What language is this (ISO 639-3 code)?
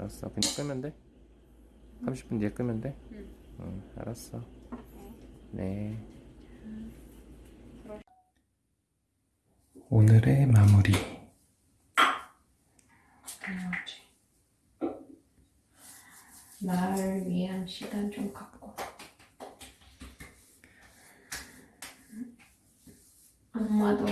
kor